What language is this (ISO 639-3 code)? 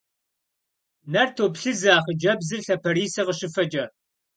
kbd